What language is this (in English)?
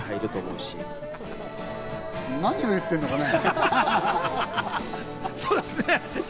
Japanese